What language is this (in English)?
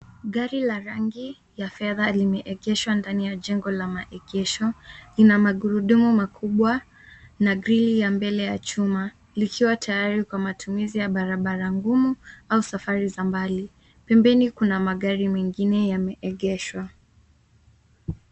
Swahili